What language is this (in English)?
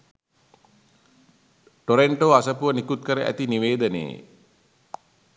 Sinhala